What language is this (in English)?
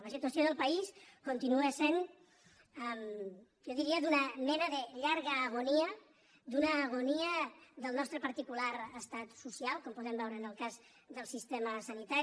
Catalan